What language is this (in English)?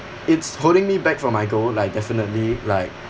English